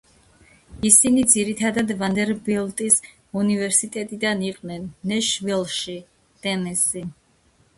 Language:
Georgian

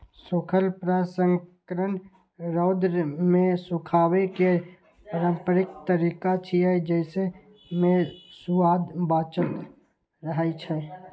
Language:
Maithili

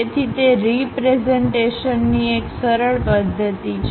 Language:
Gujarati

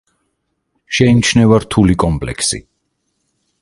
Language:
Georgian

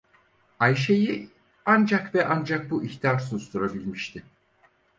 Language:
Turkish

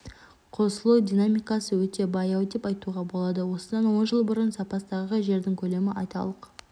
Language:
Kazakh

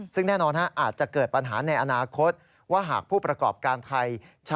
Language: Thai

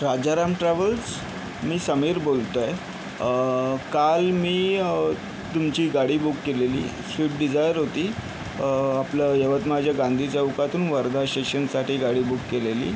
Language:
Marathi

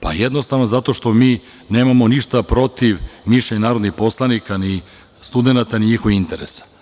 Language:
Serbian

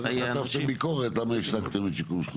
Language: Hebrew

